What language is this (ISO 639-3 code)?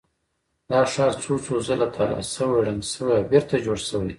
pus